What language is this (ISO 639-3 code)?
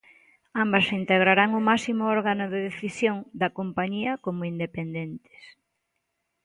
glg